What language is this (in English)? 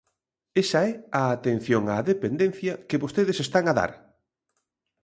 Galician